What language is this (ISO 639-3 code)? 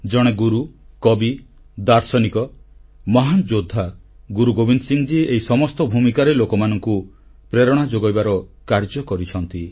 ori